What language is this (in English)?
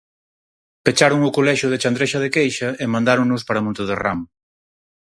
Galician